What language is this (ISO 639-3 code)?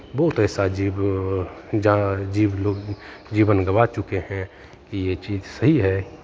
hin